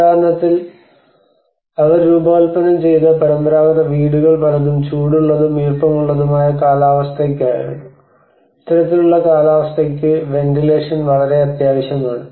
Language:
Malayalam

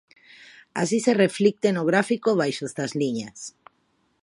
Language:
Galician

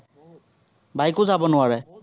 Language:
Assamese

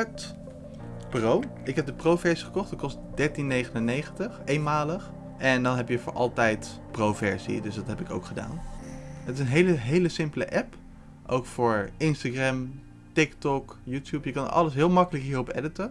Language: Dutch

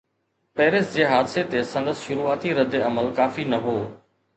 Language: Sindhi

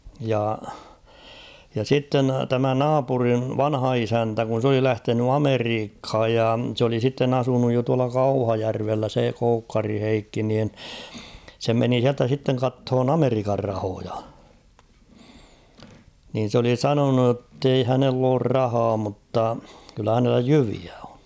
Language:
Finnish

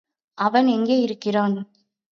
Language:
Tamil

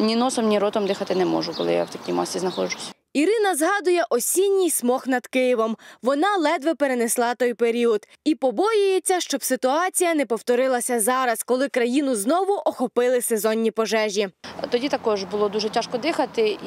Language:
Ukrainian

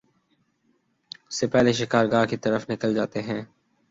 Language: Urdu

